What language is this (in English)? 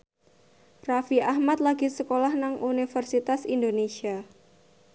Javanese